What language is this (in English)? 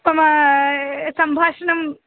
Sanskrit